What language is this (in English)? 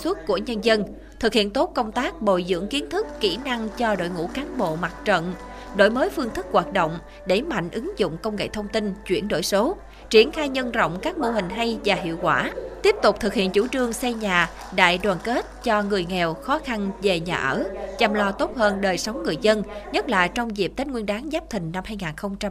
Vietnamese